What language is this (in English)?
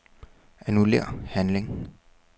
Danish